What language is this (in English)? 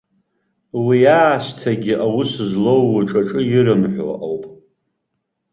Abkhazian